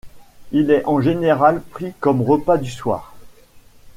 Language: French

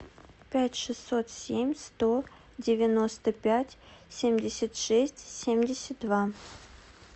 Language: Russian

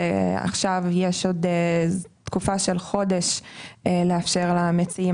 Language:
Hebrew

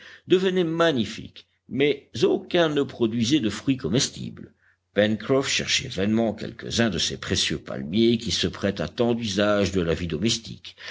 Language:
French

